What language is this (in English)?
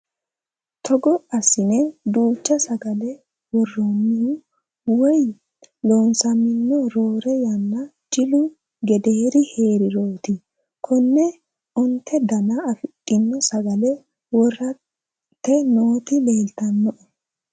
Sidamo